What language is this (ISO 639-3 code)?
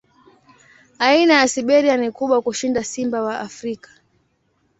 swa